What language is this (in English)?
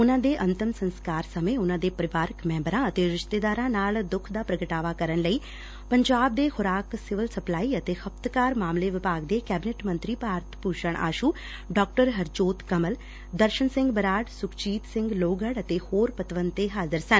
Punjabi